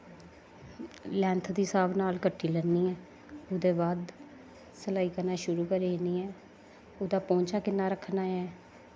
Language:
Dogri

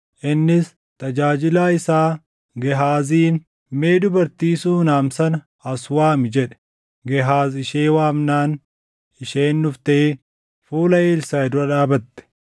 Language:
Oromo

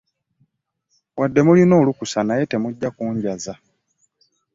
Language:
Ganda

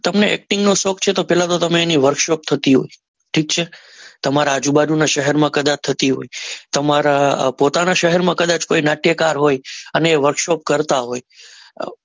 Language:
Gujarati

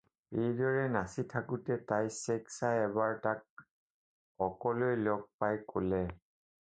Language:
Assamese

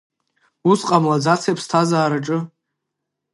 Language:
Abkhazian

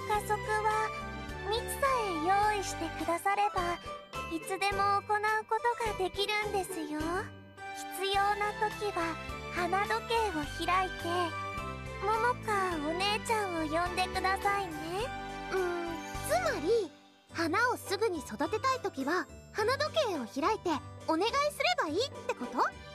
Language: Japanese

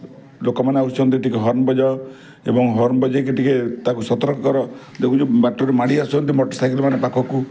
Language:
Odia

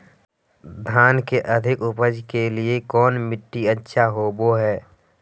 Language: Magahi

